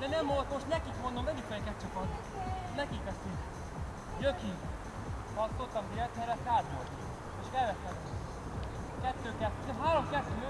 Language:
Hungarian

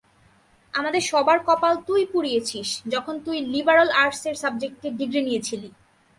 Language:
Bangla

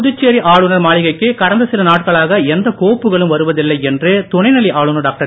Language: Tamil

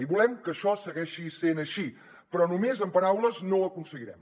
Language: Catalan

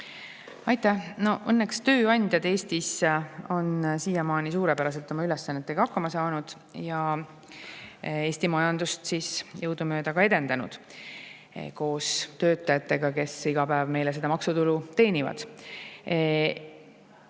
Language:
Estonian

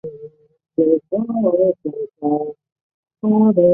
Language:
Chinese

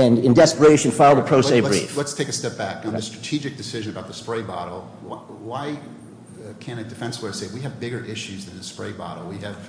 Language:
English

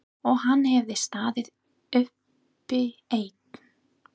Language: Icelandic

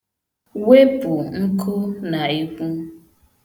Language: Igbo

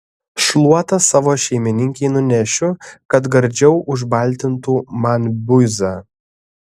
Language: Lithuanian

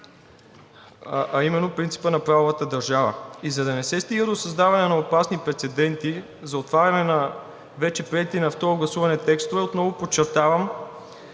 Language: Bulgarian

